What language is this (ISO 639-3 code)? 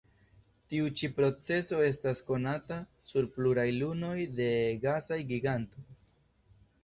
epo